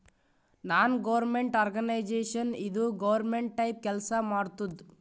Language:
Kannada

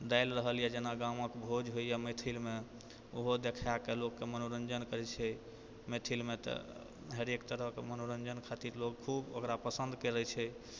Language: Maithili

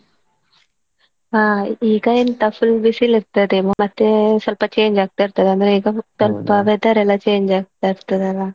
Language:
Kannada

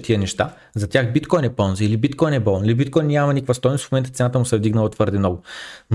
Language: Bulgarian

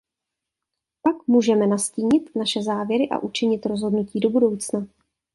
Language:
Czech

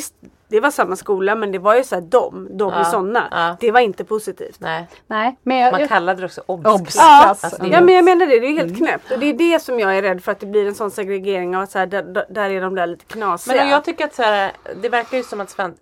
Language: Swedish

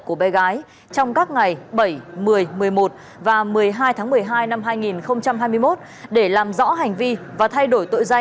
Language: Vietnamese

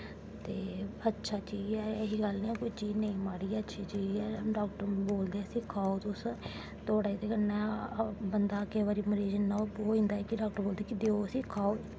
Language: Dogri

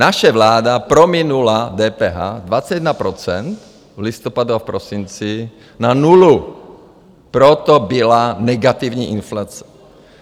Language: Czech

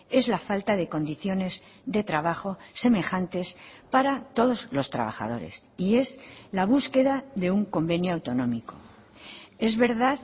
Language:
Spanish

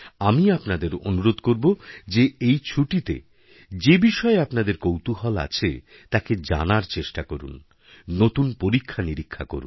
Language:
Bangla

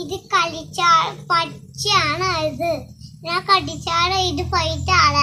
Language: Turkish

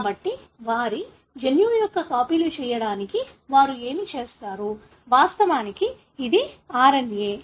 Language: Telugu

